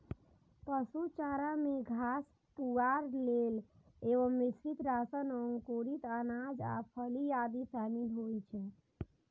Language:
Maithili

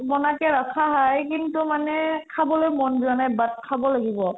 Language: Assamese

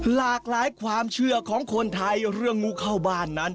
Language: Thai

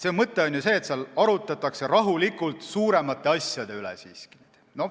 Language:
Estonian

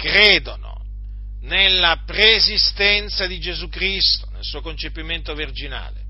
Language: Italian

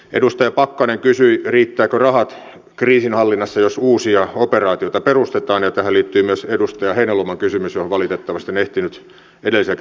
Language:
Finnish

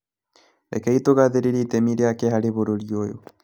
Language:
Kikuyu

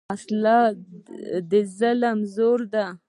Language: Pashto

